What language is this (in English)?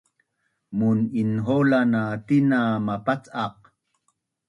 Bunun